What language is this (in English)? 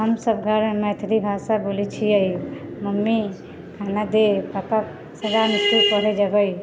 Maithili